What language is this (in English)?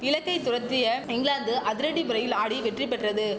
Tamil